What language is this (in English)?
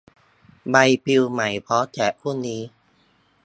Thai